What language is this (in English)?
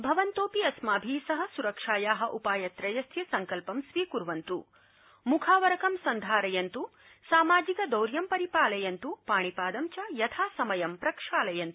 Sanskrit